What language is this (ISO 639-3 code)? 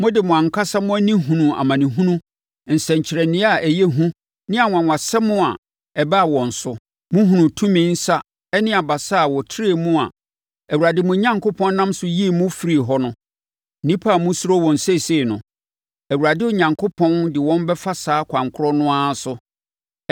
aka